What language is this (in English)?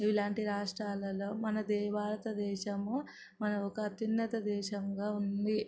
Telugu